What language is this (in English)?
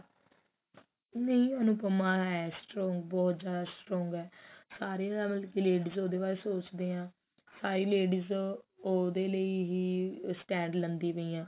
Punjabi